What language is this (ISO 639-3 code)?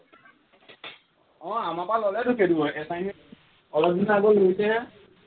asm